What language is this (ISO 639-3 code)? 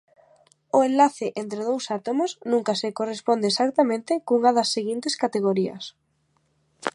glg